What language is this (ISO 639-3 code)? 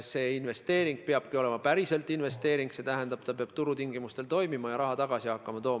est